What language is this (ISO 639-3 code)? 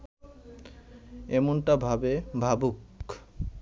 ben